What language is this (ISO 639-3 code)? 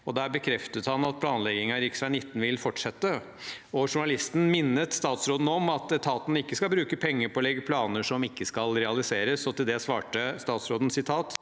nor